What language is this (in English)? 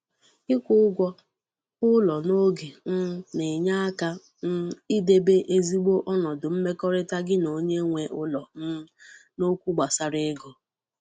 Igbo